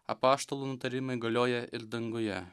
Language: Lithuanian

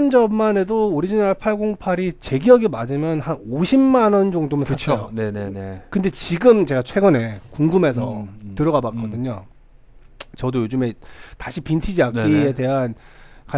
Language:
Korean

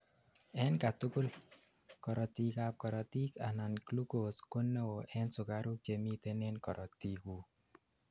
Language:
Kalenjin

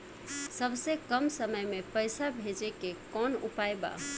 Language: Bhojpuri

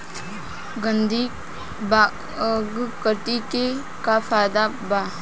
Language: Bhojpuri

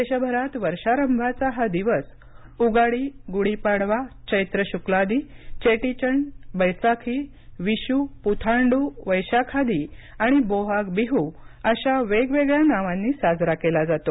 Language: Marathi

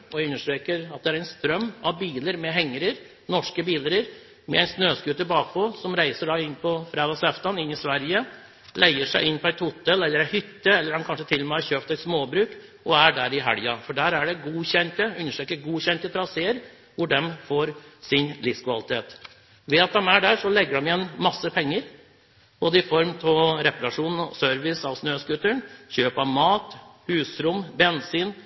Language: Norwegian Bokmål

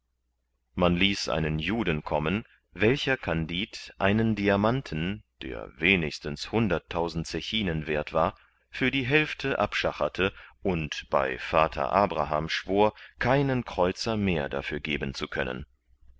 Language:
German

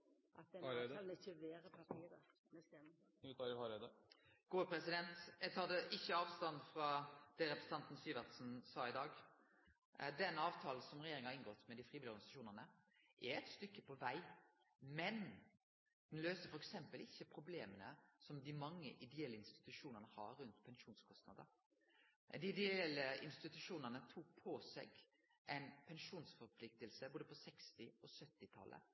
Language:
Norwegian Nynorsk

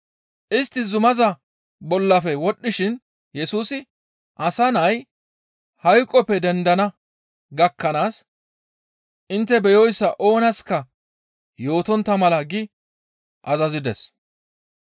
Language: Gamo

